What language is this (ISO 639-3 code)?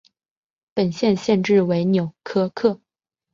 zho